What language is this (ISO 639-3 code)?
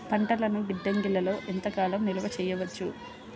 tel